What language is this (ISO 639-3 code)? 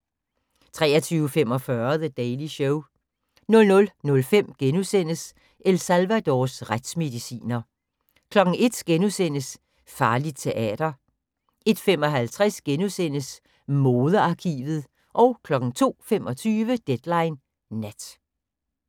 dan